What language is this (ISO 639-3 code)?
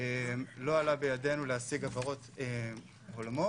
heb